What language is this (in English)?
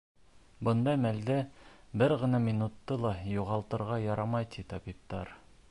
Bashkir